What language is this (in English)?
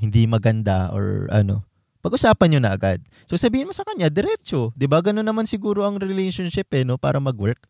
Filipino